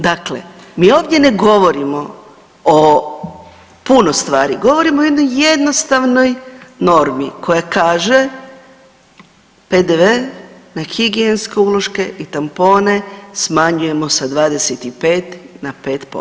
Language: Croatian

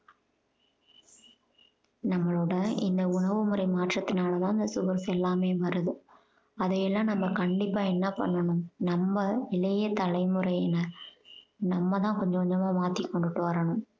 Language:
Tamil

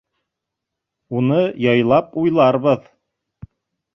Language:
Bashkir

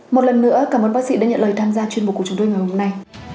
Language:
Vietnamese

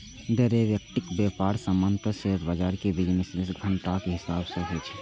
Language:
Maithili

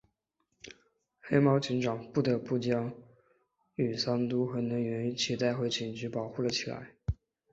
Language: Chinese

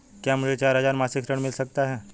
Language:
Hindi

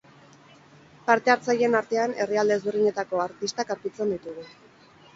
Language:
Basque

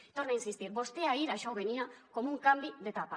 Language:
Catalan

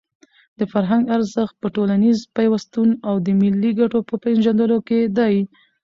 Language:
Pashto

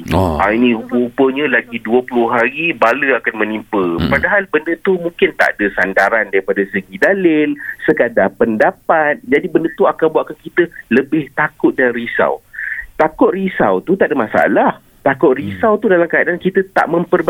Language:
Malay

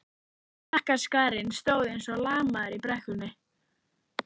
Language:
Icelandic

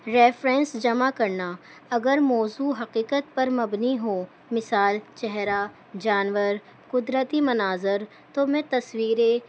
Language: Urdu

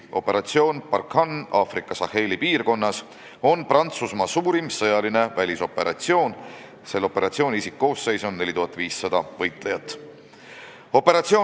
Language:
Estonian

